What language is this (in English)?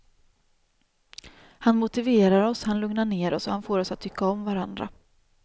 Swedish